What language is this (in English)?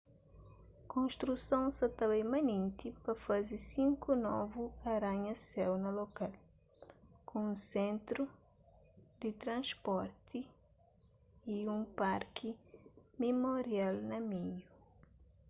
Kabuverdianu